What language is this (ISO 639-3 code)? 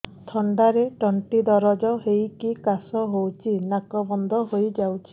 ori